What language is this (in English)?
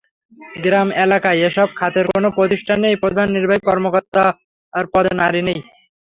Bangla